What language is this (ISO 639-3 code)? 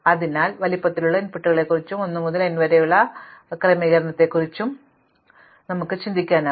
mal